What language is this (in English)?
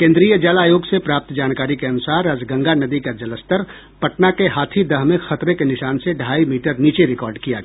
Hindi